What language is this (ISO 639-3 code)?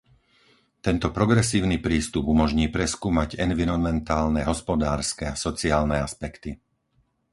slk